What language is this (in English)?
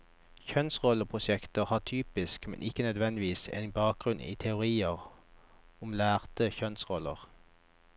Norwegian